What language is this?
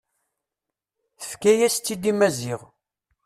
Kabyle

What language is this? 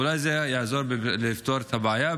Hebrew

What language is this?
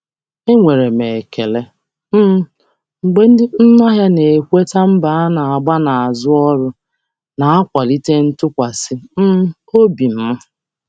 Igbo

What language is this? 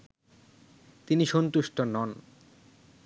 Bangla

